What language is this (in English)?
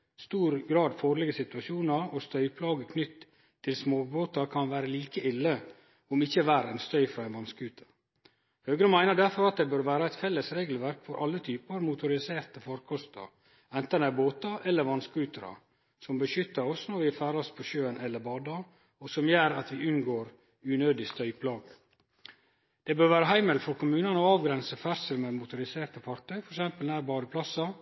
Norwegian Nynorsk